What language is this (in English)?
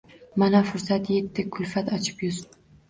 Uzbek